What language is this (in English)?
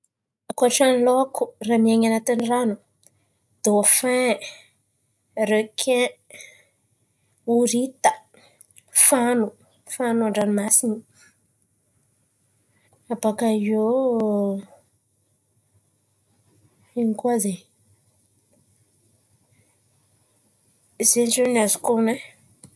Antankarana Malagasy